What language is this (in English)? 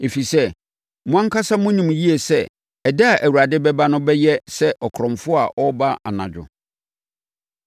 Akan